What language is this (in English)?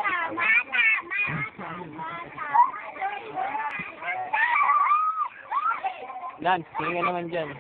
Finnish